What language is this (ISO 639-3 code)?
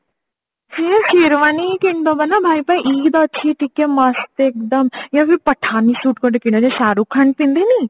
ori